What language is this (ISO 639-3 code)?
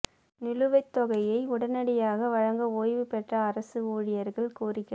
tam